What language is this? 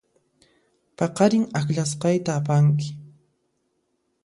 Puno Quechua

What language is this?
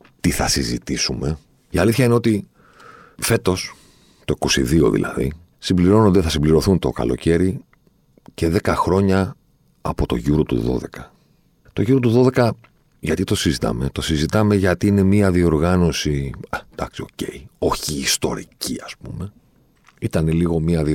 Greek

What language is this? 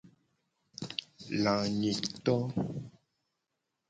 Gen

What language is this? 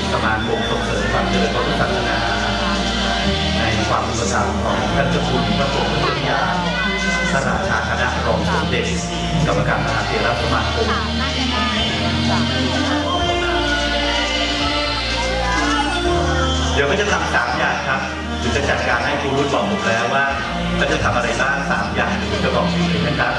Thai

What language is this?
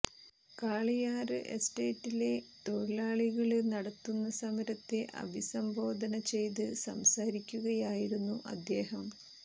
Malayalam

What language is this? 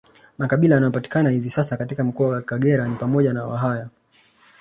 Swahili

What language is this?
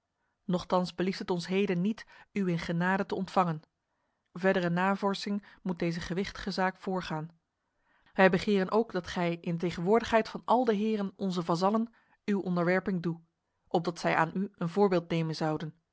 Dutch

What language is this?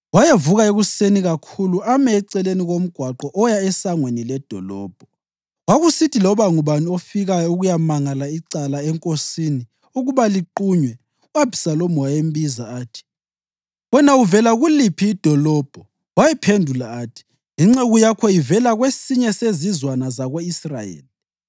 North Ndebele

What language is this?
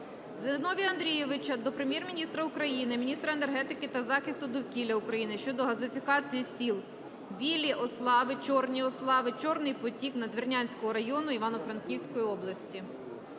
Ukrainian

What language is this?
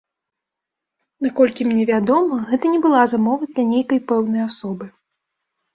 Belarusian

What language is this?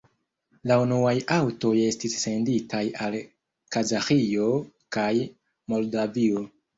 Esperanto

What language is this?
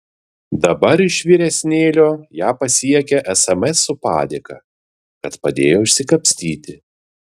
Lithuanian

